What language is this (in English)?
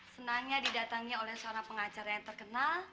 Indonesian